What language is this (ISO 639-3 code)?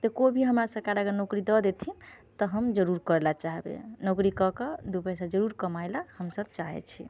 mai